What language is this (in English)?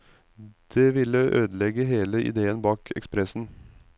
Norwegian